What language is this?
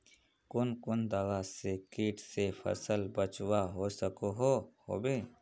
Magahi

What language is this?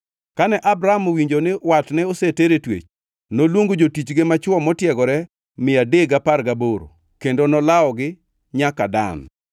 Luo (Kenya and Tanzania)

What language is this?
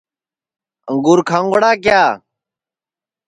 Sansi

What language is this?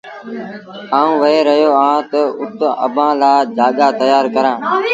Sindhi Bhil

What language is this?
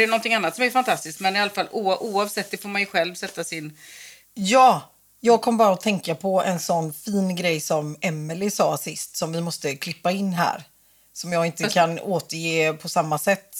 Swedish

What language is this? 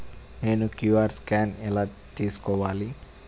Telugu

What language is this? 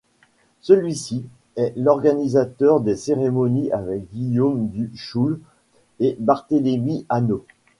French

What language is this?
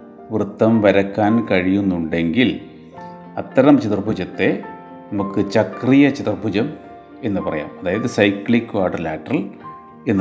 Malayalam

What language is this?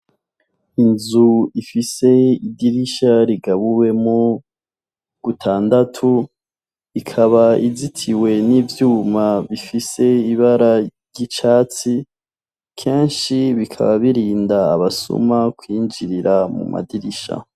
Rundi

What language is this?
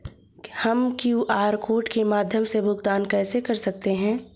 Hindi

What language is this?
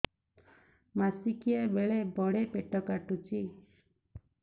Odia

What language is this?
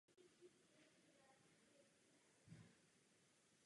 Czech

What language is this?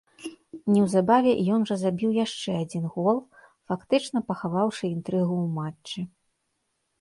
Belarusian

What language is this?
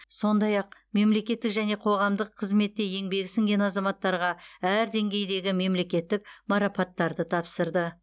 Kazakh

